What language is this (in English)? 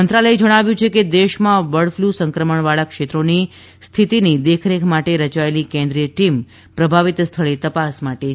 Gujarati